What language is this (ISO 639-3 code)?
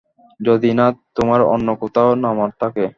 ben